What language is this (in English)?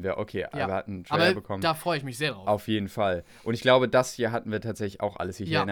German